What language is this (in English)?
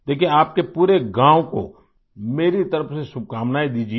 Hindi